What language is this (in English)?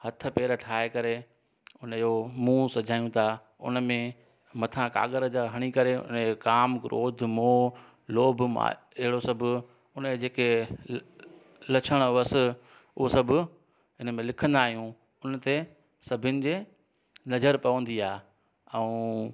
Sindhi